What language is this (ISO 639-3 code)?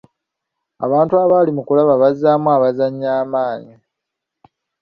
lug